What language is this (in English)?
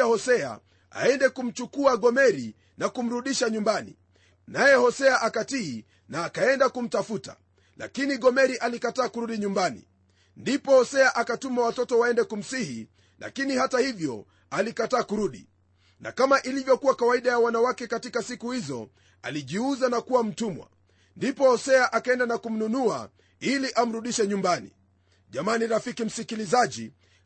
Swahili